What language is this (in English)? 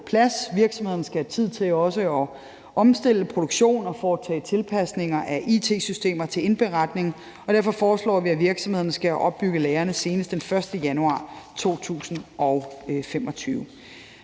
Danish